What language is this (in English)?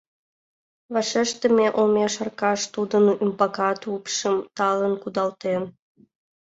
Mari